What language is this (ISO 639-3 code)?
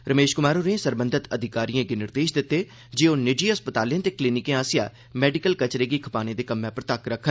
doi